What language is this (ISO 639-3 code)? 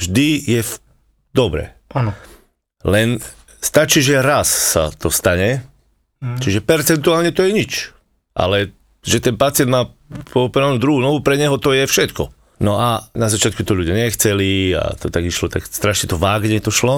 slk